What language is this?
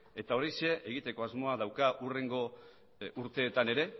Basque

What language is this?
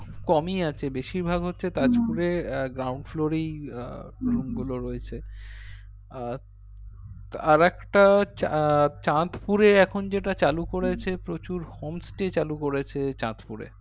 Bangla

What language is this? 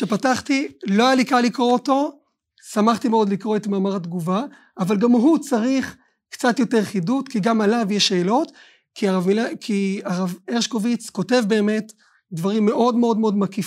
Hebrew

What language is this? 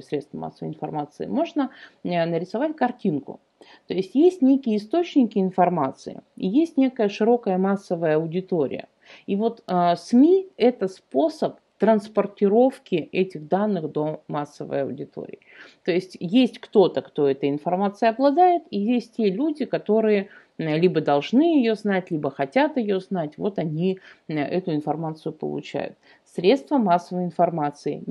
Russian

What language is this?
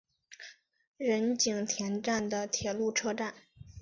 Chinese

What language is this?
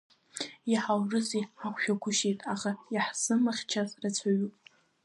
Abkhazian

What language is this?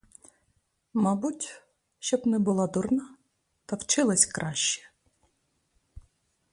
Ukrainian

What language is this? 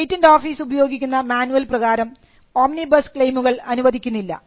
Malayalam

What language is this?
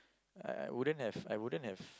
English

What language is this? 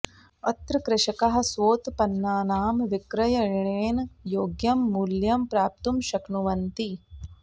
Sanskrit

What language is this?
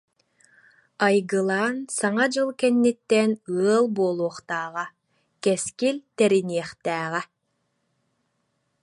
Yakut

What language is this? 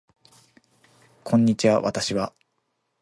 Japanese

